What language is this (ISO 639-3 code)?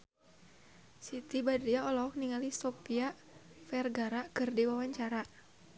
sun